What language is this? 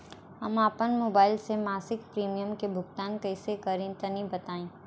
Bhojpuri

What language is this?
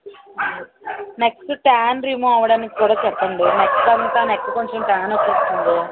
Telugu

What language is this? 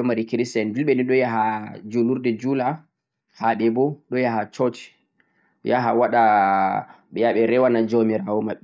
Central-Eastern Niger Fulfulde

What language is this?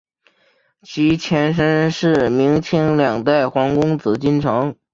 Chinese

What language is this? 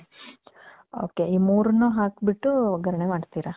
Kannada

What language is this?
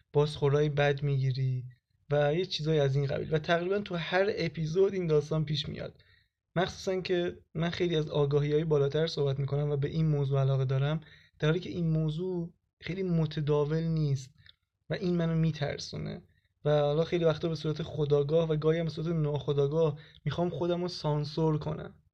Persian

